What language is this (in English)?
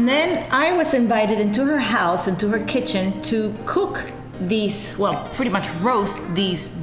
English